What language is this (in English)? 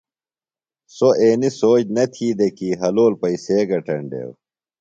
Phalura